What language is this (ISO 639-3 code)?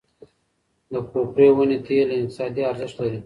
pus